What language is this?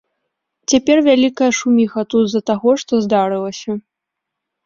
Belarusian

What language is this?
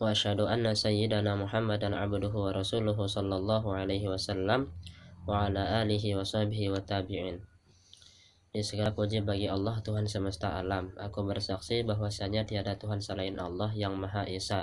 Indonesian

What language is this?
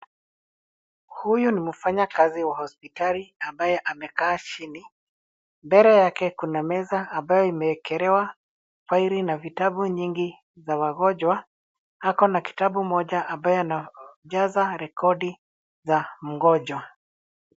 Swahili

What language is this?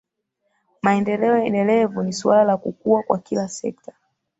Swahili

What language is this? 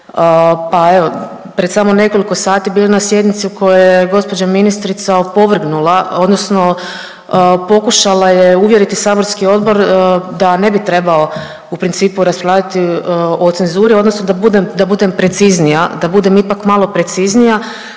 Croatian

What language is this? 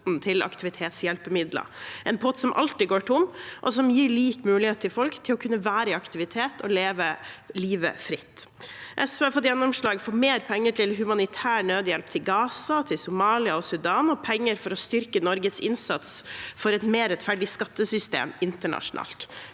Norwegian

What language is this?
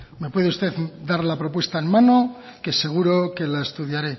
Spanish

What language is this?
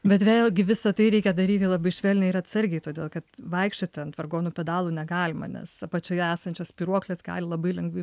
Lithuanian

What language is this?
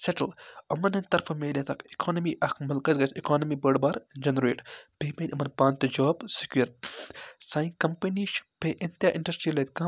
Kashmiri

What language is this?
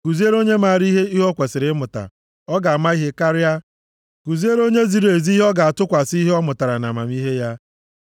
Igbo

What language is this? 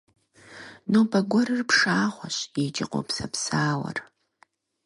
Kabardian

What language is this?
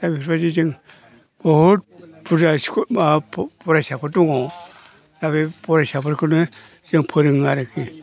Bodo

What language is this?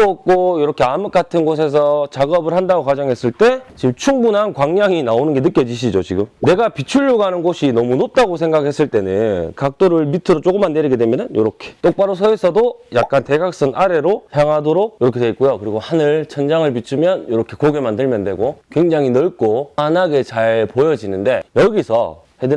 Korean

